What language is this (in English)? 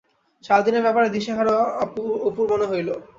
Bangla